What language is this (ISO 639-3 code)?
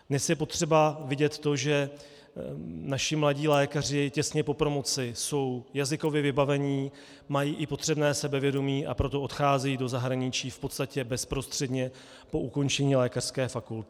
ces